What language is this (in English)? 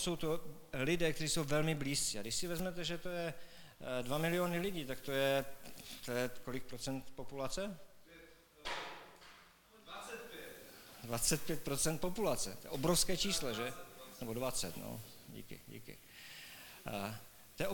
Czech